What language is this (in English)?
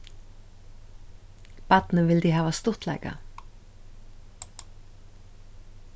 Faroese